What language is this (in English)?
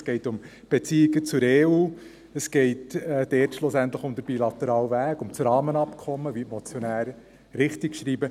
Swiss German